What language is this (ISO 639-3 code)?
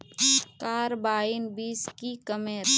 mag